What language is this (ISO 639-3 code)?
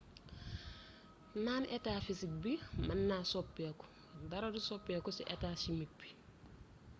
wol